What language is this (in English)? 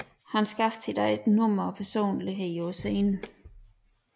Danish